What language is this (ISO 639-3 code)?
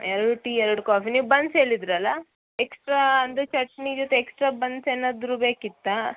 kan